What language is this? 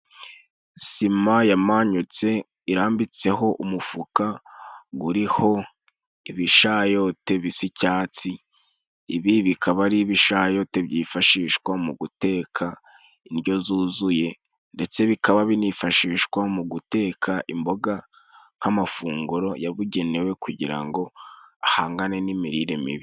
Kinyarwanda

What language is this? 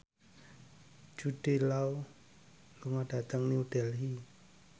Javanese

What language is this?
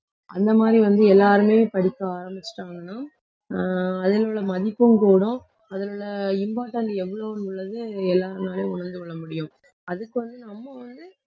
Tamil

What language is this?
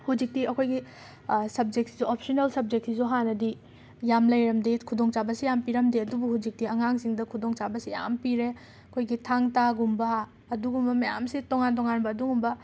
Manipuri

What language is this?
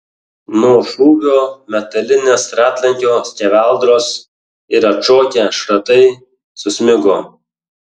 Lithuanian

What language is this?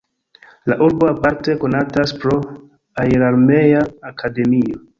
Esperanto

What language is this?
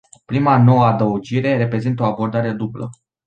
Romanian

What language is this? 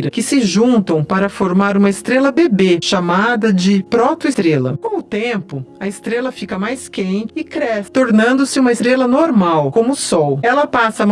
Portuguese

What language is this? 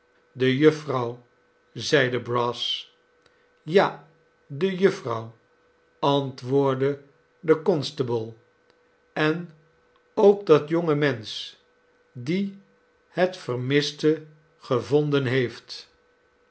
Dutch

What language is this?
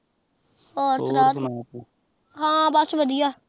Punjabi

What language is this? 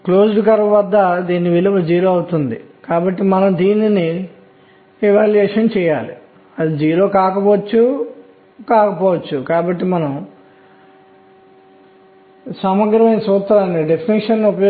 Telugu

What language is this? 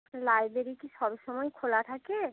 Bangla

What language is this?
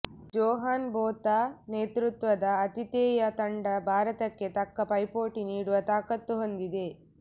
Kannada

